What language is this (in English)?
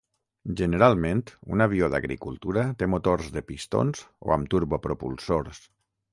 Catalan